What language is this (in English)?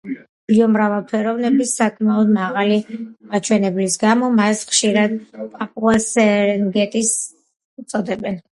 Georgian